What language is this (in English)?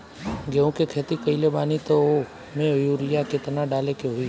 Bhojpuri